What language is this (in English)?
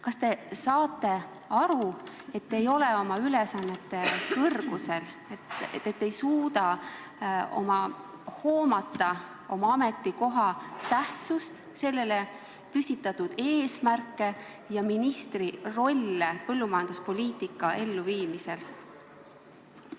Estonian